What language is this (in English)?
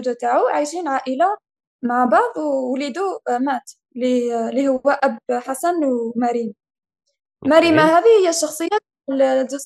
Arabic